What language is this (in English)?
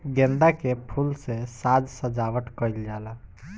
Bhojpuri